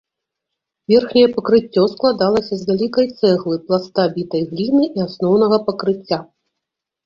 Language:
Belarusian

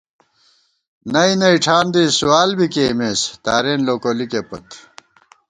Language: Gawar-Bati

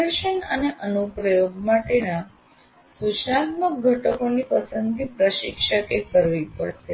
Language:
Gujarati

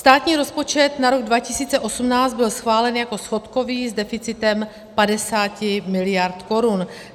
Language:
Czech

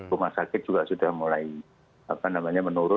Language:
Indonesian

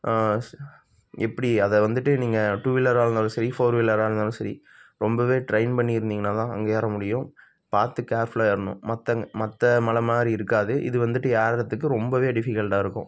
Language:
Tamil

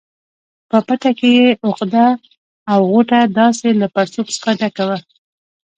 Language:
Pashto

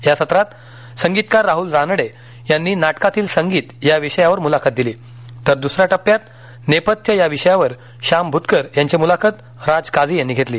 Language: Marathi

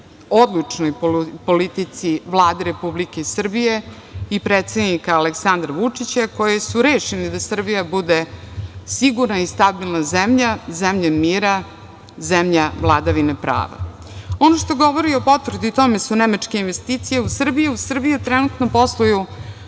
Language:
Serbian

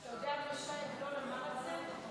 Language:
Hebrew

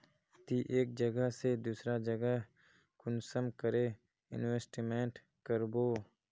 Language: Magahi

